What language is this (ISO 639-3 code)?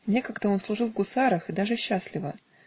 rus